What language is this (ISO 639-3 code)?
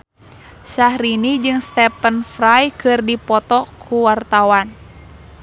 sun